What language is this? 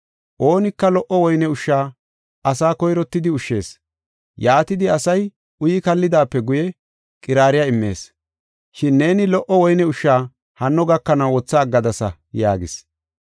Gofa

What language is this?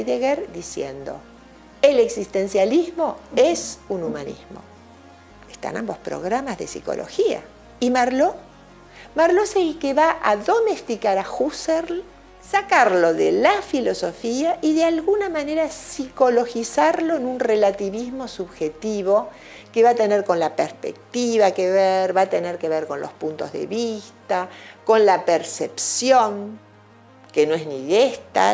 Spanish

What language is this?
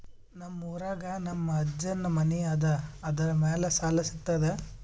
Kannada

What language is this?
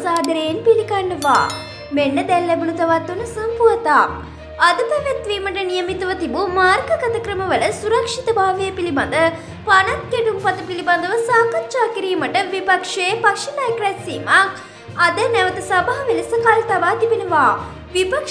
Turkish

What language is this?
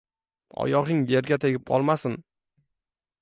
Uzbek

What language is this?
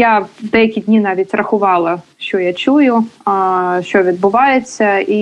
Ukrainian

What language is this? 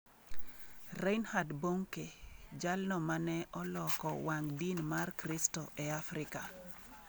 Luo (Kenya and Tanzania)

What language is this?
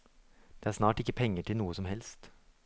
Norwegian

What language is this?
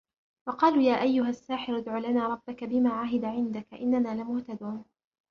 Arabic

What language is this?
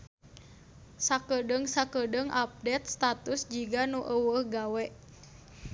Sundanese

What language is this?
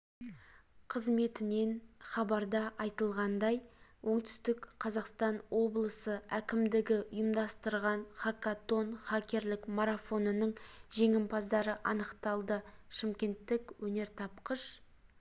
Kazakh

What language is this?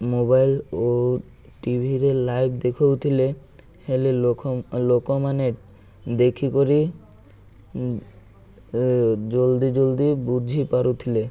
Odia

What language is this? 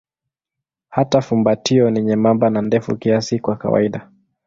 Swahili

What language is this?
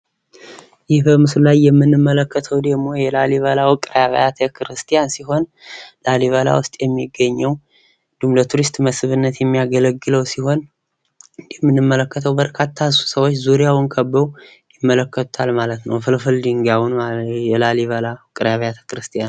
Amharic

